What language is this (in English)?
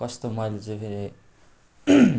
Nepali